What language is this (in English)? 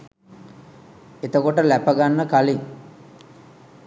Sinhala